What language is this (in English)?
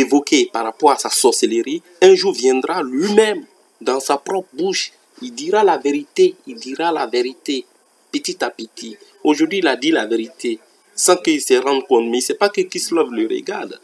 French